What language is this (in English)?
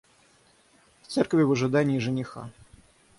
Russian